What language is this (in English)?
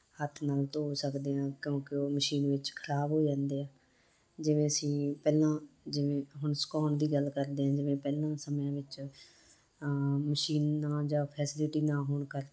Punjabi